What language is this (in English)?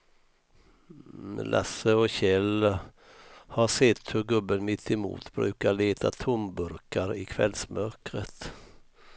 Swedish